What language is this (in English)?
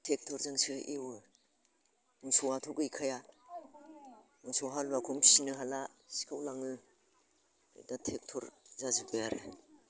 Bodo